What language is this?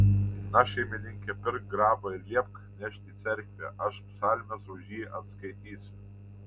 Lithuanian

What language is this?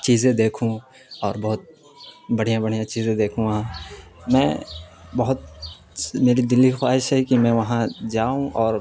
Urdu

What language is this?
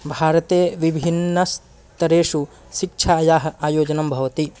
Sanskrit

